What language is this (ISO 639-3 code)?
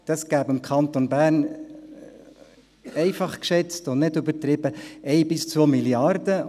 gsw